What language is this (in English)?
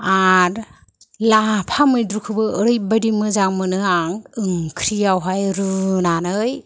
Bodo